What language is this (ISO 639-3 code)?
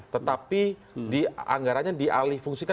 ind